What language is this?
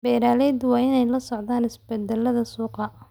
Somali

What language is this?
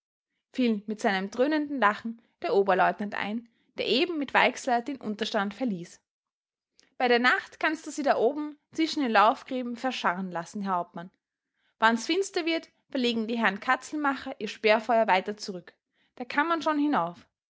German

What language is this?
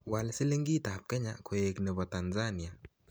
Kalenjin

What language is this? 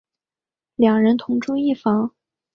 Chinese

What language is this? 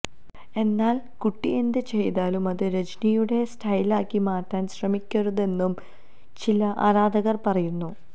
Malayalam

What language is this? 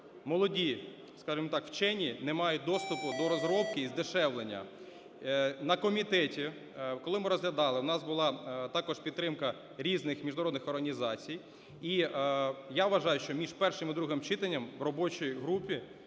Ukrainian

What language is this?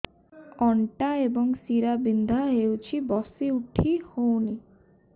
Odia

